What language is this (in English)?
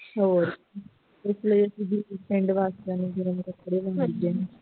Punjabi